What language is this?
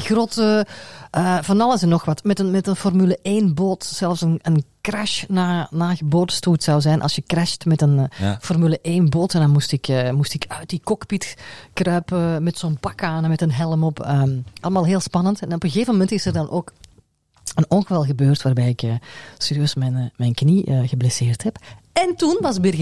Dutch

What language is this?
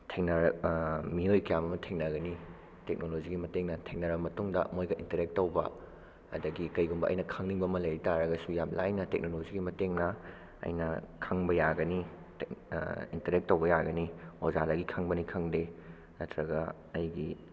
Manipuri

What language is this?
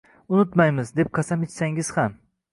Uzbek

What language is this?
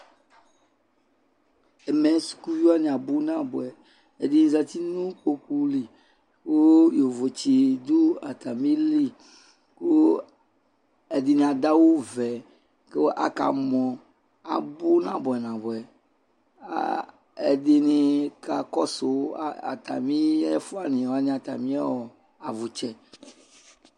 Ikposo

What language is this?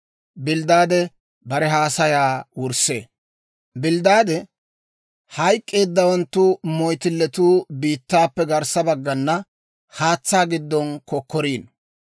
Dawro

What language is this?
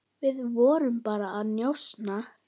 Icelandic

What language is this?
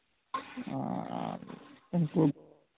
Santali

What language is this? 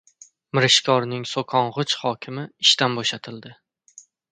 Uzbek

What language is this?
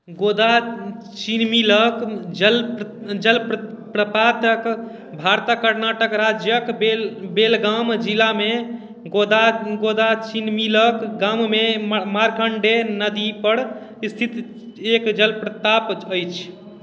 Maithili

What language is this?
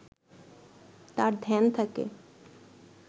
Bangla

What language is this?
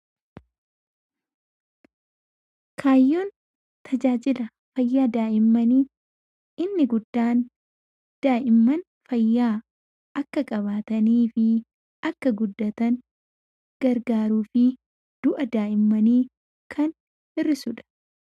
Oromo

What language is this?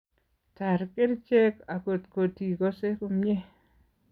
Kalenjin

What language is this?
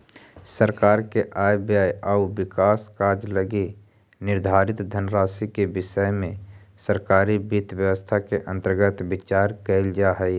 Magahi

